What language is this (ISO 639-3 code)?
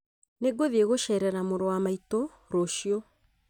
kik